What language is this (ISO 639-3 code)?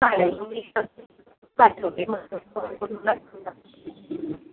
mar